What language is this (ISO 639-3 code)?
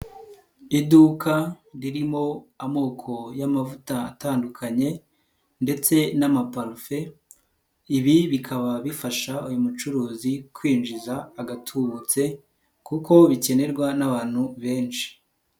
kin